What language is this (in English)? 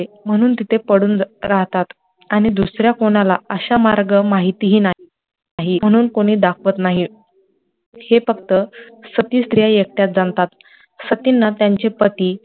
Marathi